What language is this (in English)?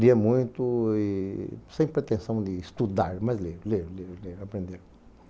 Portuguese